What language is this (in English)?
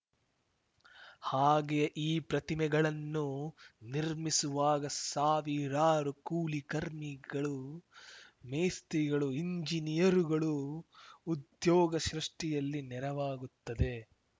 Kannada